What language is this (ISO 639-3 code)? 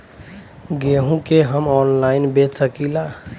bho